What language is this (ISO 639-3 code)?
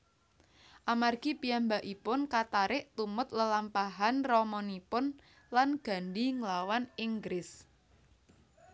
jav